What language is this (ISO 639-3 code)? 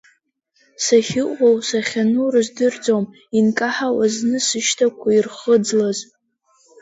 abk